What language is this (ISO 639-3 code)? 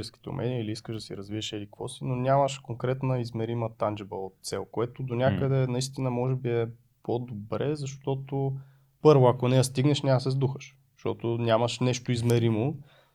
bul